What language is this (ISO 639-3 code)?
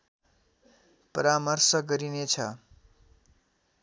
nep